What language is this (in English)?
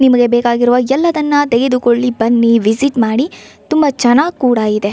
Kannada